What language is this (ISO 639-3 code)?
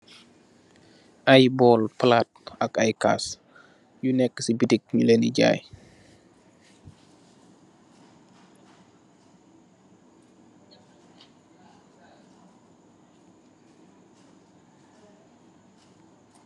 wol